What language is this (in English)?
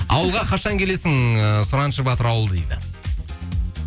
Kazakh